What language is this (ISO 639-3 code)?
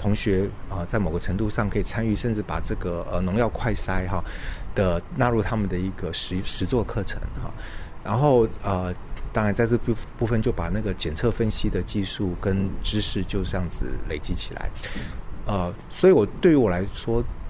zho